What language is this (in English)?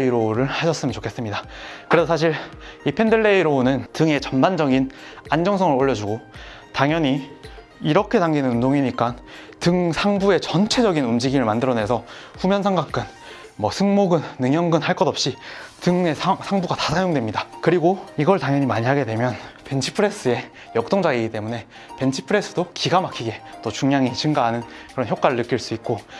Korean